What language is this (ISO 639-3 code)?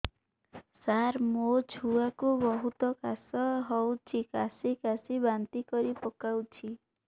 ori